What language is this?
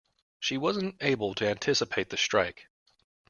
English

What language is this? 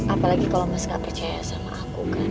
Indonesian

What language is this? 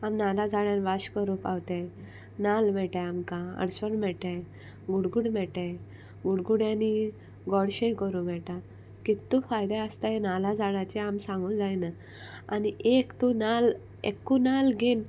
Konkani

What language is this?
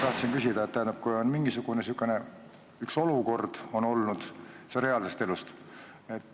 Estonian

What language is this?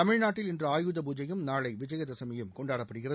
Tamil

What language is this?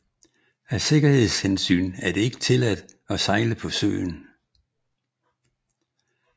Danish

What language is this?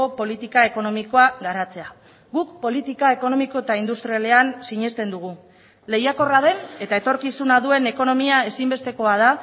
Basque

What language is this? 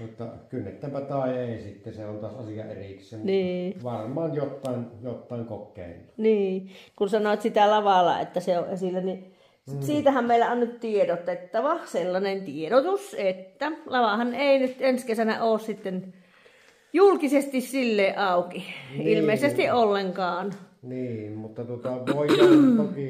Finnish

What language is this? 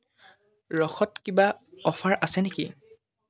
Assamese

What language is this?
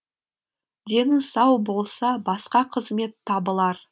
Kazakh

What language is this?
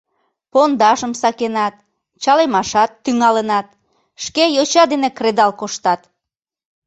Mari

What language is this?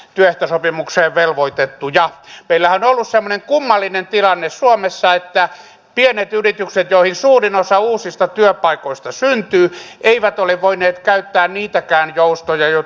Finnish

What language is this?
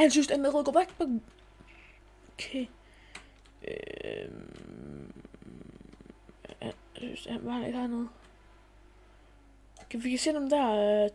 Danish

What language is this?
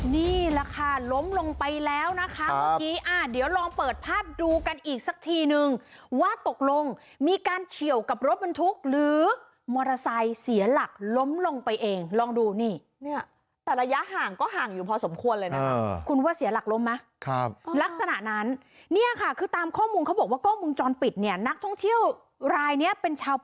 Thai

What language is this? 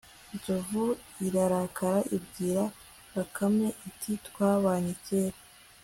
Kinyarwanda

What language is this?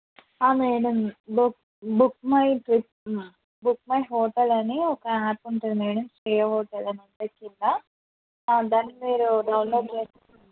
Telugu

